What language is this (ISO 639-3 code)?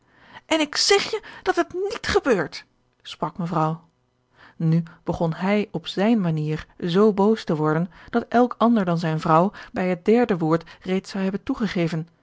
nld